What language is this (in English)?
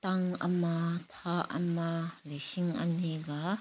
Manipuri